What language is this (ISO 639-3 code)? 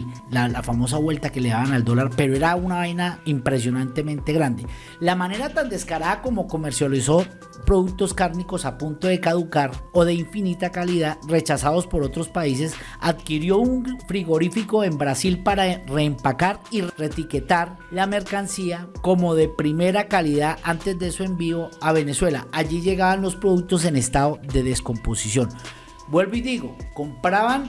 spa